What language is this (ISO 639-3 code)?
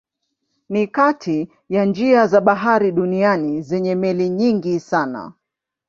swa